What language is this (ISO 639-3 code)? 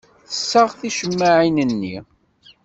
kab